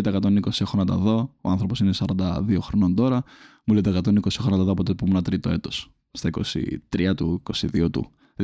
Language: Greek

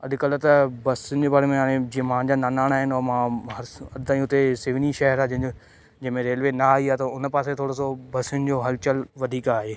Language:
Sindhi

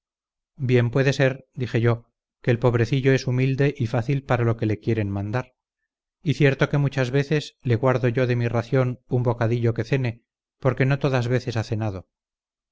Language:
Spanish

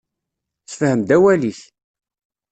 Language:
Kabyle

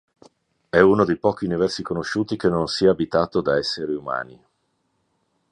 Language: Italian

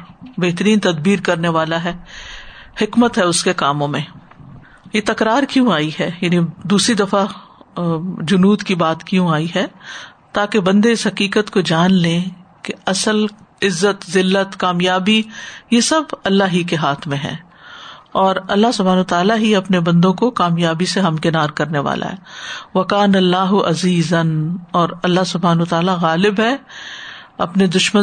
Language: Urdu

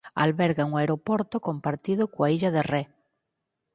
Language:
Galician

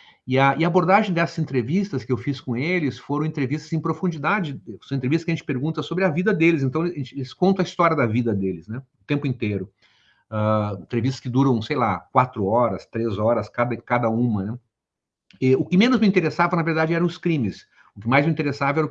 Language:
Portuguese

